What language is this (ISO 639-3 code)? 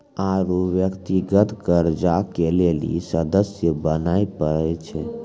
mai